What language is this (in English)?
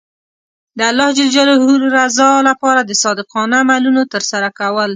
Pashto